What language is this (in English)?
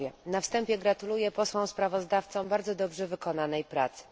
Polish